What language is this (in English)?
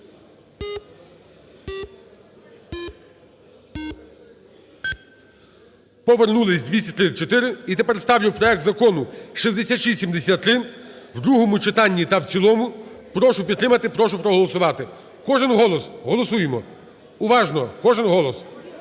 Ukrainian